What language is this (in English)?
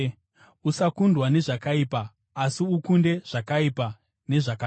Shona